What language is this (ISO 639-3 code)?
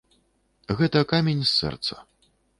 bel